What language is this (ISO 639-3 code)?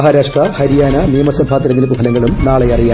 mal